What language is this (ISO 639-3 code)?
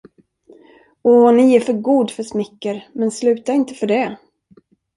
swe